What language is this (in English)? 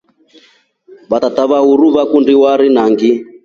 Rombo